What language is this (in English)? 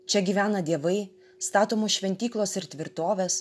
Lithuanian